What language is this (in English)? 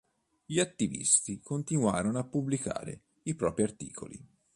Italian